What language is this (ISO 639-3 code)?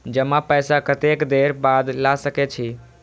mai